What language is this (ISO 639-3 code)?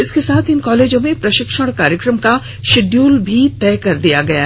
hin